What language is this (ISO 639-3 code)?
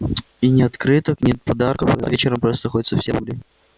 rus